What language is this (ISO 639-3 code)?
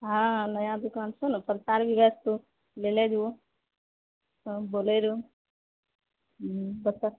mai